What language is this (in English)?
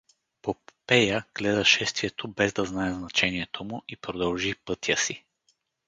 Bulgarian